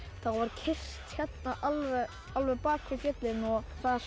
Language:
Icelandic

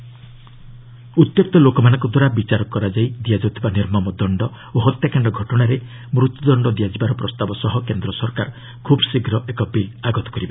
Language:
Odia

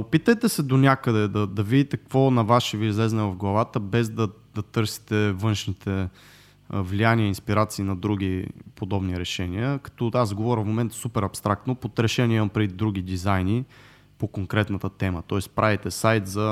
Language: Bulgarian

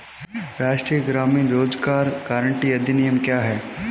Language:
Hindi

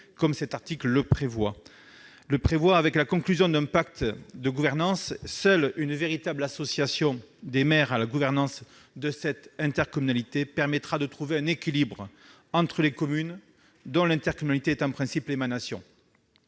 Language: French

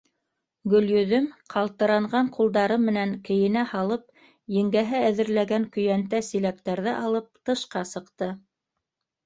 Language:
Bashkir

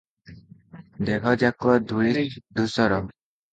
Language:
Odia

